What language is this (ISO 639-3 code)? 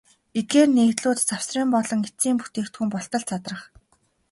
mon